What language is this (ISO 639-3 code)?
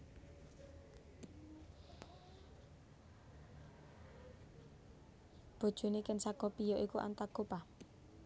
jav